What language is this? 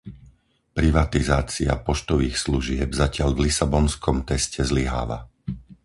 Slovak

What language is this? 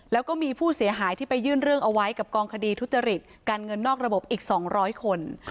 Thai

